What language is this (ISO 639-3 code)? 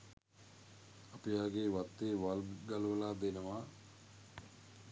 sin